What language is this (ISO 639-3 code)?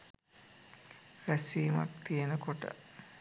sin